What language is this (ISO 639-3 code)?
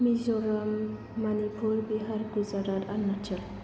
brx